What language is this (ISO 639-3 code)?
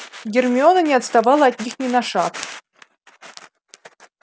rus